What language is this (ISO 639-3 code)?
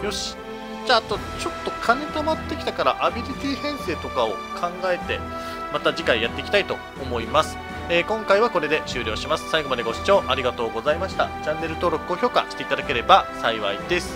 jpn